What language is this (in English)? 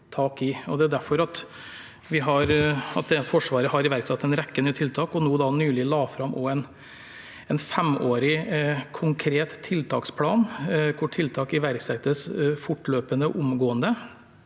Norwegian